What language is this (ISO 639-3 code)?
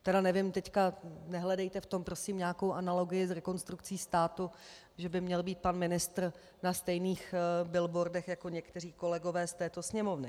ces